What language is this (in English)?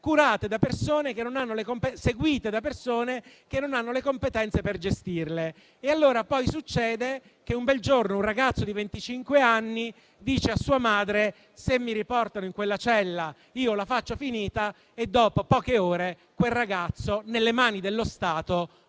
Italian